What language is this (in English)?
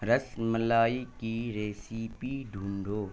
Urdu